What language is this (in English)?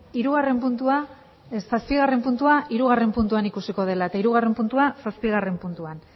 Basque